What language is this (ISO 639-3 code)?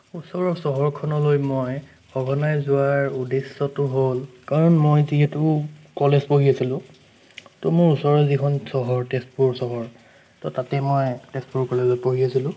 asm